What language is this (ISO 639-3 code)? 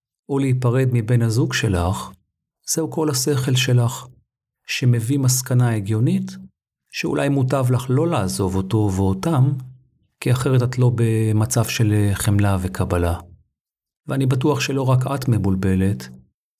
heb